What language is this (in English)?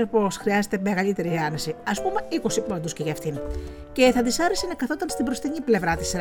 Greek